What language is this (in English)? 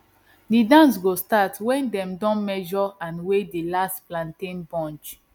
Nigerian Pidgin